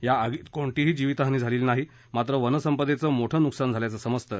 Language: Marathi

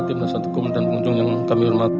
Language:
Indonesian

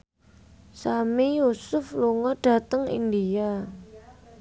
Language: Javanese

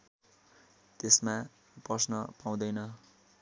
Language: Nepali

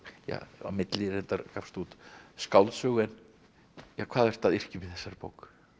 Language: Icelandic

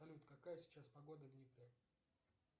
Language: Russian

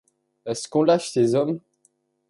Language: French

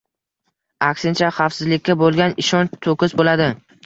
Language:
Uzbek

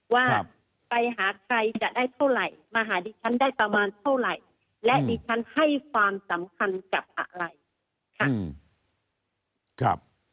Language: Thai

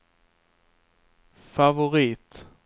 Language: Swedish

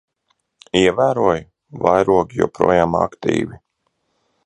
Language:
Latvian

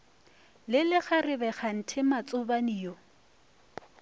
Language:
Northern Sotho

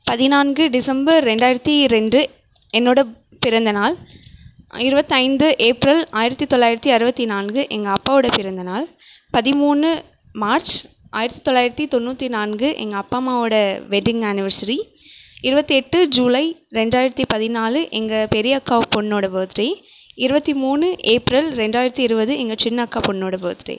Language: Tamil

